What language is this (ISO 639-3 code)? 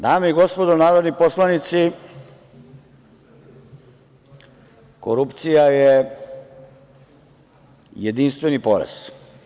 srp